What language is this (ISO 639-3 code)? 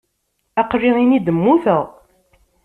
kab